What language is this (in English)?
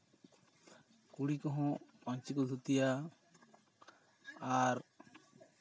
Santali